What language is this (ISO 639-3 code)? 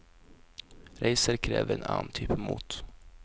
nor